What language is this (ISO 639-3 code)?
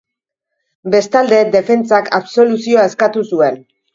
eus